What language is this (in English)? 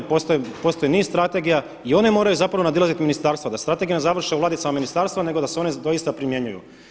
Croatian